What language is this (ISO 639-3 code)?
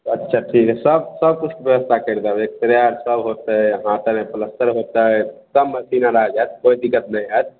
mai